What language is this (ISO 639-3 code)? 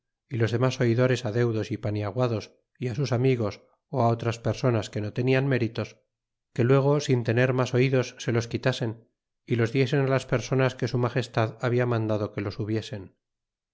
spa